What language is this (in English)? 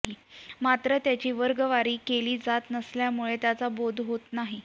Marathi